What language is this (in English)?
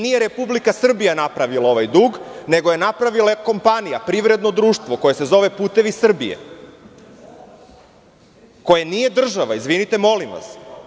Serbian